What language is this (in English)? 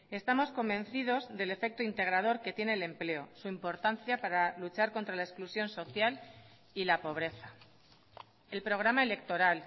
Spanish